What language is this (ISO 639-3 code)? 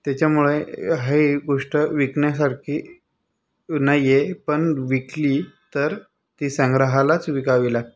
mar